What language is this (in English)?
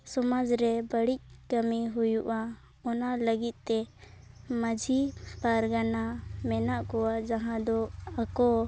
Santali